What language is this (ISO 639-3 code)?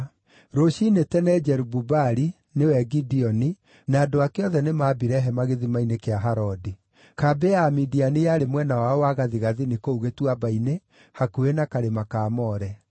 kik